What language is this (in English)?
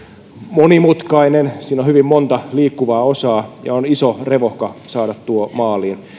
Finnish